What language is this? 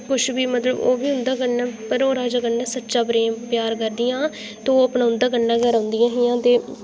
Dogri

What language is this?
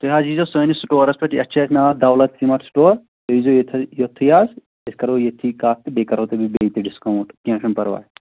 Kashmiri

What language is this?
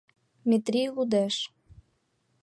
Mari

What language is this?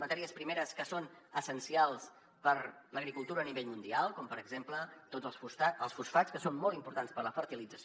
Catalan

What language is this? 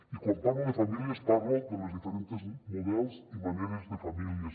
Catalan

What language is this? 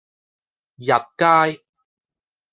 Cantonese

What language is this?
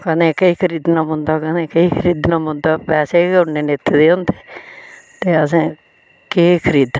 Dogri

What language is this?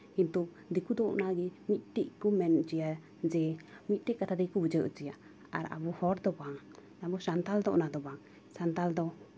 Santali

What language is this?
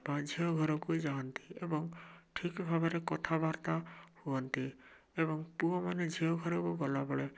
Odia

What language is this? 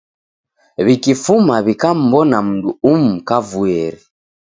Taita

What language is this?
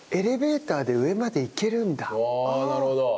Japanese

